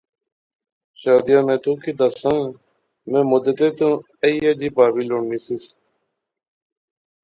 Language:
Pahari-Potwari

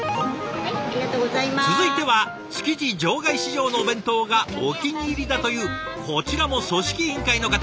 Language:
Japanese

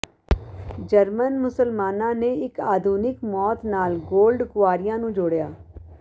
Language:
Punjabi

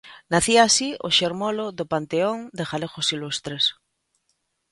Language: Galician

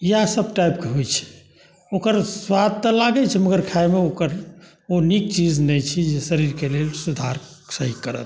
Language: Maithili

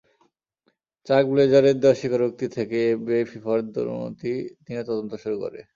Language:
Bangla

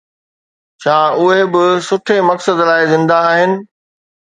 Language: Sindhi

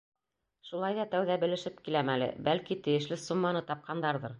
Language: Bashkir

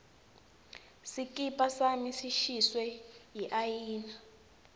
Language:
Swati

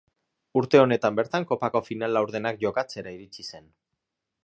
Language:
Basque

